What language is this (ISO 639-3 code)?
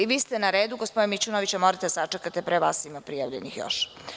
srp